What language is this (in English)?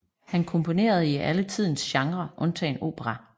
Danish